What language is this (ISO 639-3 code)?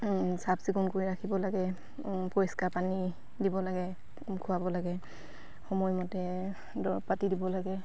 asm